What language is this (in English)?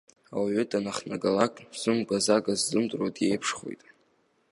Abkhazian